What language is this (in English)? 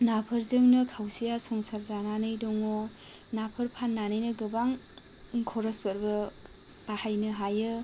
Bodo